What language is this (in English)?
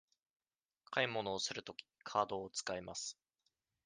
Japanese